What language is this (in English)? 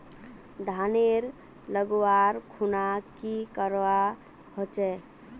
Magahi